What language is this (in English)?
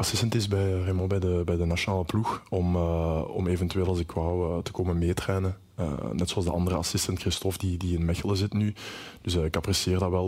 Dutch